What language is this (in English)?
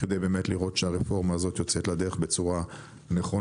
Hebrew